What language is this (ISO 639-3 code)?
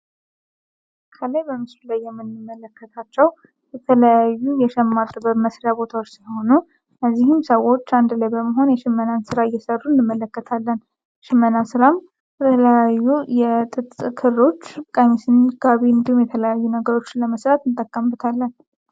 amh